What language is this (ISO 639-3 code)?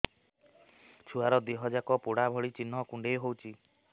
ori